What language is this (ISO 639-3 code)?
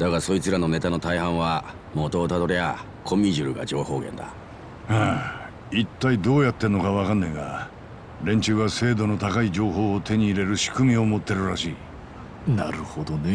jpn